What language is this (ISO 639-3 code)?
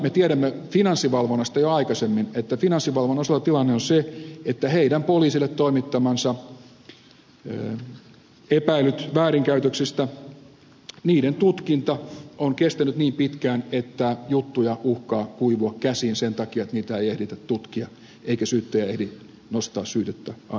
fin